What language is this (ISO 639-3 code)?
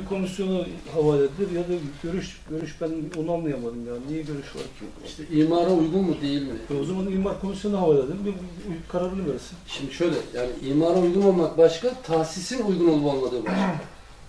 tur